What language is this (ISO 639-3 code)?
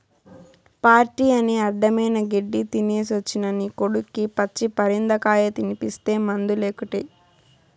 tel